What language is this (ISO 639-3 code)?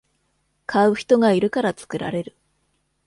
jpn